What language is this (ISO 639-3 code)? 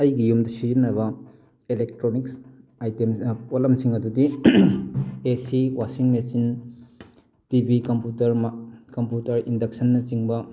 mni